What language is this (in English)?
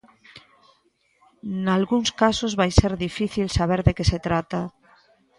Galician